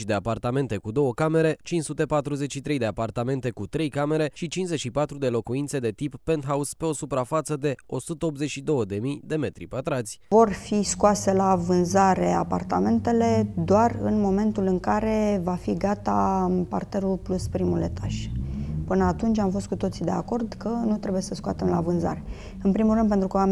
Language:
Romanian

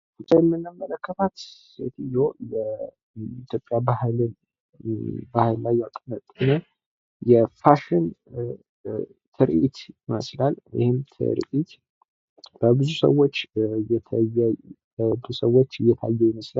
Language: Amharic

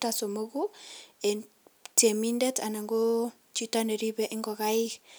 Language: Kalenjin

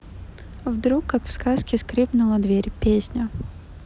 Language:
Russian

